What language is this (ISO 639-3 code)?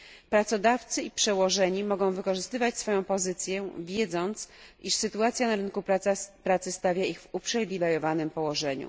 pol